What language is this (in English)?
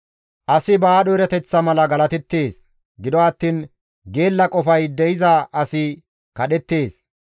Gamo